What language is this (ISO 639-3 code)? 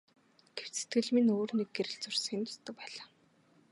mon